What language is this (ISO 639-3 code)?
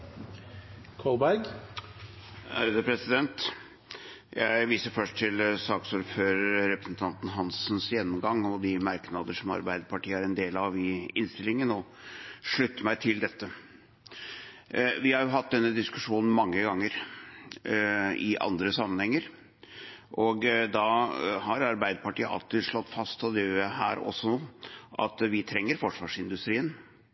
nor